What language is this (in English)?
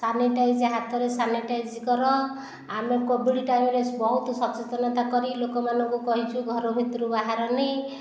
Odia